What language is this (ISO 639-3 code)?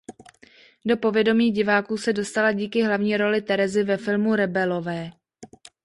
ces